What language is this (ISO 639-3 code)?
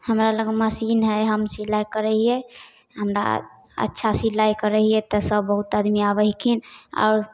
mai